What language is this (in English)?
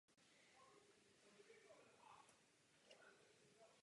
Czech